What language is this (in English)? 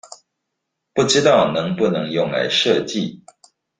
Chinese